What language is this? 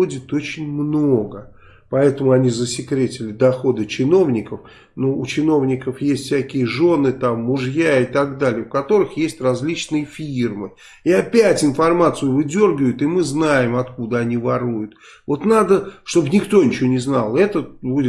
Russian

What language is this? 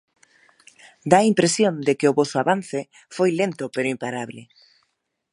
Galician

